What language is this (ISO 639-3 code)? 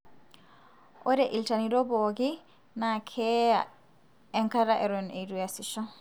mas